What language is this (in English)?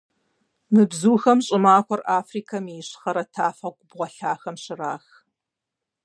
Kabardian